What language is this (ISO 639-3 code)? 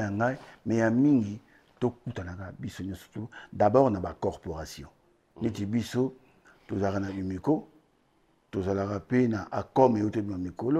fra